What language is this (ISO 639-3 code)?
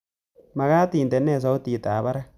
kln